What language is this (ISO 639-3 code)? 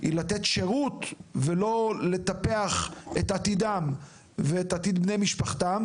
heb